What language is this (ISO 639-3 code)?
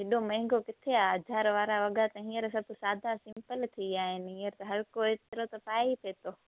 snd